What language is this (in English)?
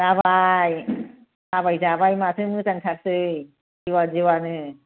Bodo